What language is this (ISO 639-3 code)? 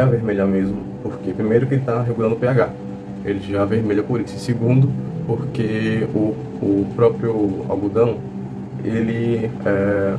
por